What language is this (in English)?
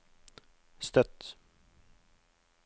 Norwegian